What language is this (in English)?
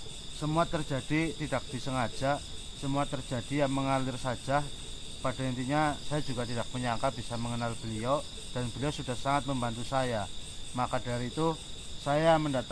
Indonesian